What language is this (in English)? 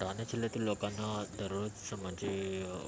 Marathi